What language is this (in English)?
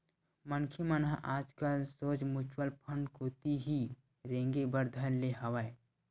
Chhattisgarhi